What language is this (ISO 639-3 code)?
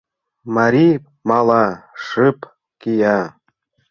chm